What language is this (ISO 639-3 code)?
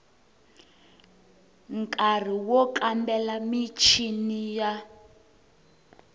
tso